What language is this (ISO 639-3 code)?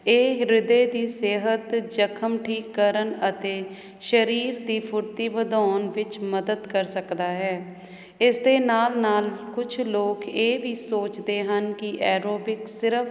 pan